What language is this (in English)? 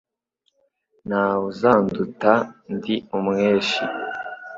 Kinyarwanda